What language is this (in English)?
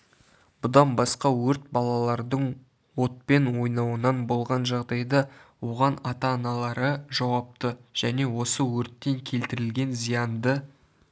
Kazakh